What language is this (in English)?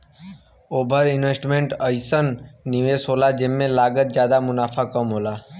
Bhojpuri